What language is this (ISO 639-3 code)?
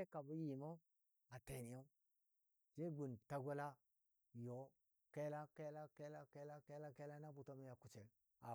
dbd